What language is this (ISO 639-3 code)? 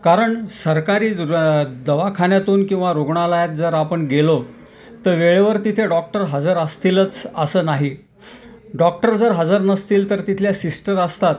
mar